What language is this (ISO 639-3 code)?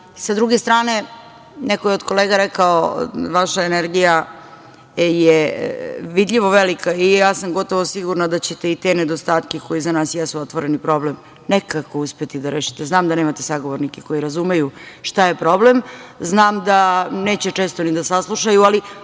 srp